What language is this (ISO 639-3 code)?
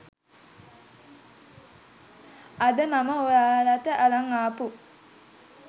sin